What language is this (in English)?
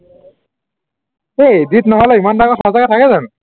Assamese